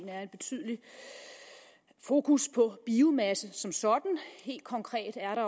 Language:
Danish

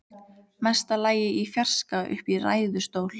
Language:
Icelandic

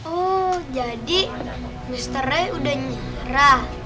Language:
Indonesian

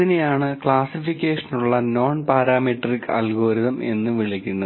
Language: Malayalam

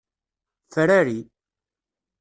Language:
Kabyle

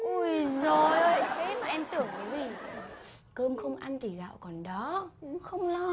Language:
Vietnamese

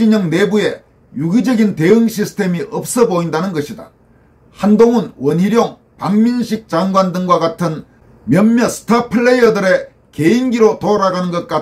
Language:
Korean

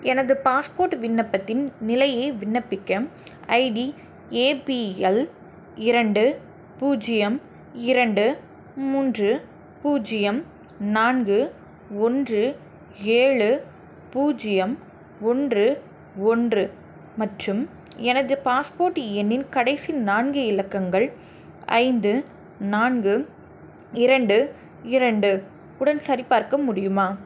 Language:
Tamil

